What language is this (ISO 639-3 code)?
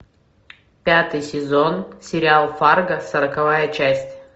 rus